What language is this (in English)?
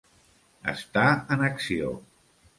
Catalan